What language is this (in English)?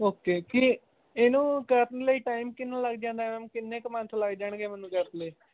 Punjabi